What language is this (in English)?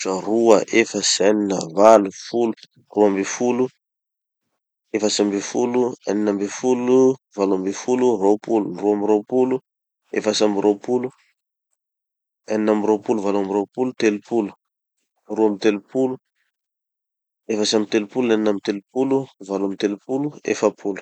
Tanosy Malagasy